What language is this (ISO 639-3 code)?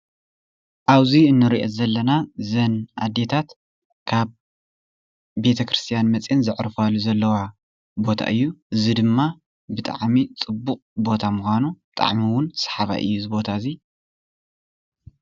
tir